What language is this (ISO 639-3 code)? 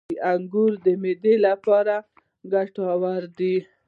pus